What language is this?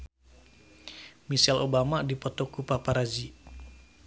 Sundanese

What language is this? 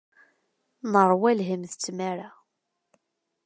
Kabyle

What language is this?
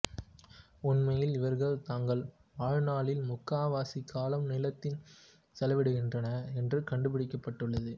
Tamil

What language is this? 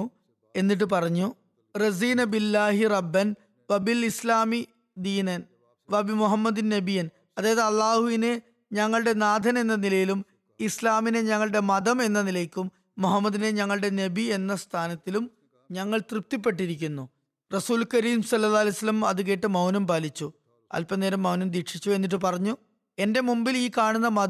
Malayalam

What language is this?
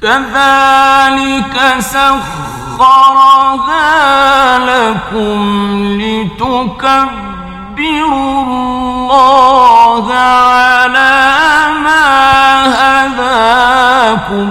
Arabic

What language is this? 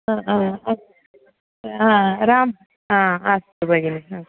Sanskrit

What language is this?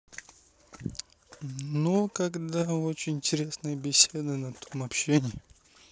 Russian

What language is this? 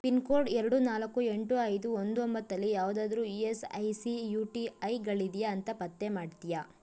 Kannada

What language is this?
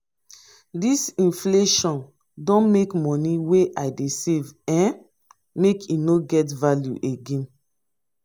Nigerian Pidgin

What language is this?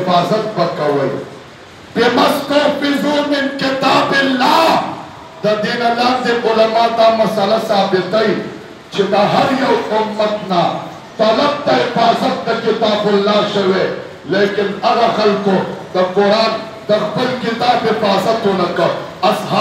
Romanian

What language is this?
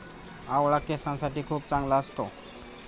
Marathi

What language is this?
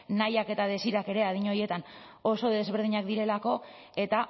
Basque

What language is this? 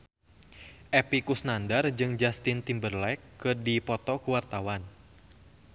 Sundanese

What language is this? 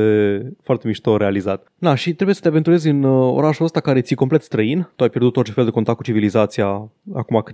Romanian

